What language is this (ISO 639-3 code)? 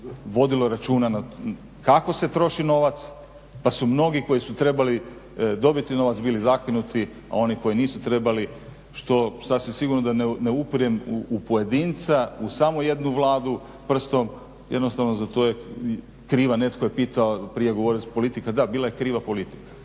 hrv